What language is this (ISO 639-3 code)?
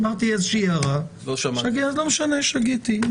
heb